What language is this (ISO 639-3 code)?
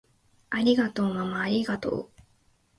jpn